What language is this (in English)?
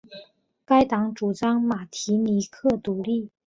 Chinese